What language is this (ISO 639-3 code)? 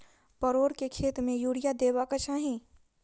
mai